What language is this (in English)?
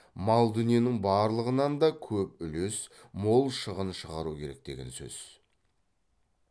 Kazakh